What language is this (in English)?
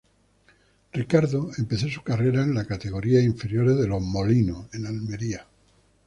Spanish